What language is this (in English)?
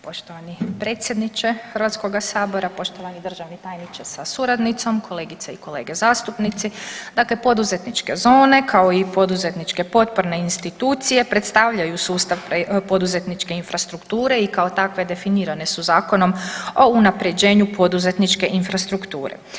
Croatian